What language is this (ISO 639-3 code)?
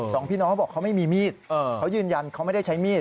tha